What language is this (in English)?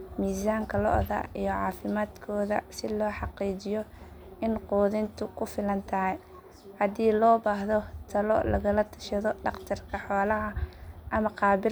Somali